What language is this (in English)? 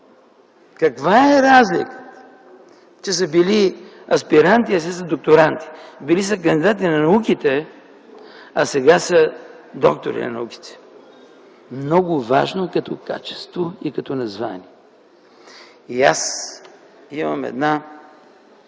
Bulgarian